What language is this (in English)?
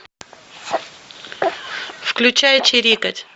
Russian